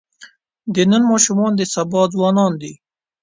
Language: Pashto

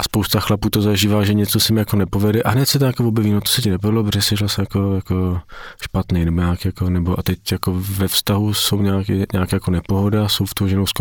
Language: Czech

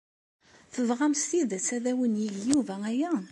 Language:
Kabyle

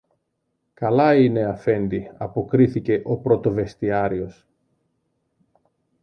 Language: Greek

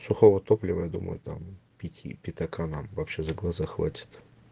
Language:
Russian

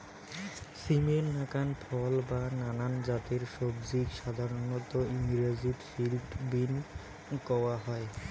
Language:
Bangla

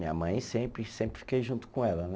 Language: Portuguese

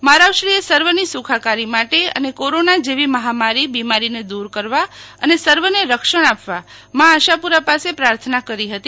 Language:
Gujarati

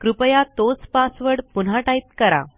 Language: Marathi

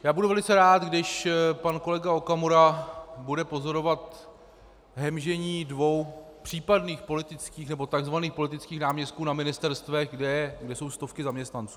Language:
Czech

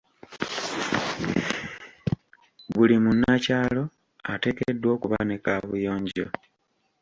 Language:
Ganda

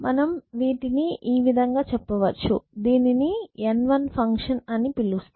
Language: Telugu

